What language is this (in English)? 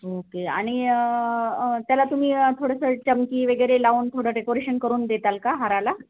Marathi